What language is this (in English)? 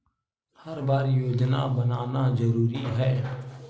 Chhattisgarhi